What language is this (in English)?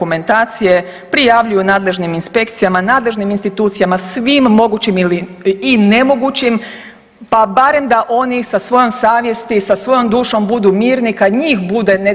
Croatian